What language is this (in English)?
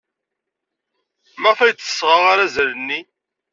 Kabyle